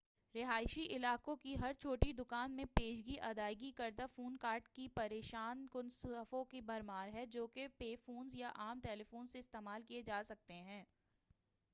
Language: Urdu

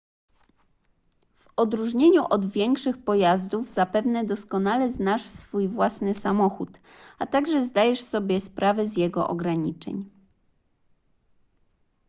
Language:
Polish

